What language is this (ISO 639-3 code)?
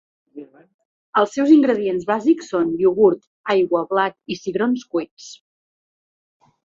cat